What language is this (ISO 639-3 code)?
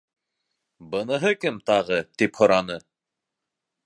bak